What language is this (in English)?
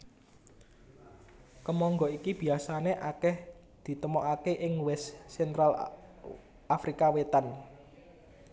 Javanese